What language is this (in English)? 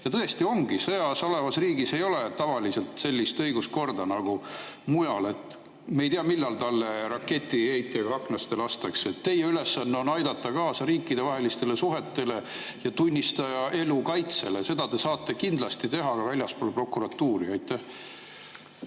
Estonian